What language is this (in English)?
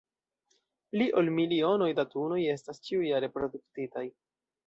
Esperanto